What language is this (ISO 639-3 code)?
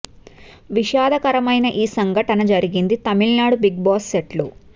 tel